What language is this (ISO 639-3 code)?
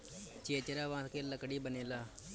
bho